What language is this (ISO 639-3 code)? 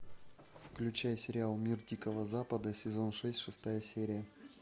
rus